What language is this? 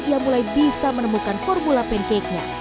Indonesian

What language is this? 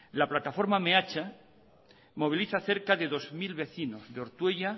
Spanish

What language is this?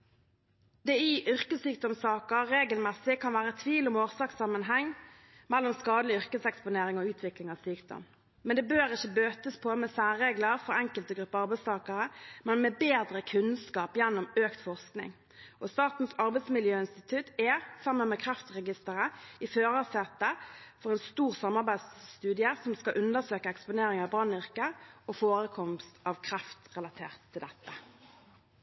Norwegian Bokmål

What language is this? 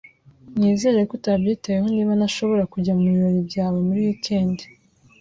Kinyarwanda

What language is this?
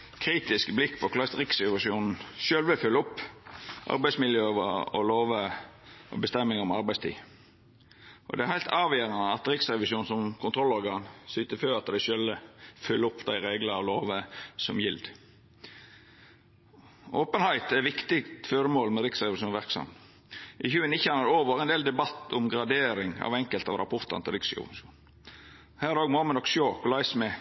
Norwegian Nynorsk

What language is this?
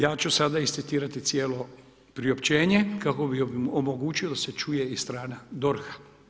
Croatian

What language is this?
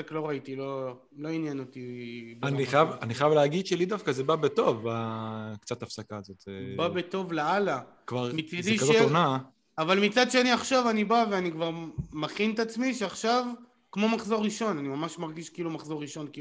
Hebrew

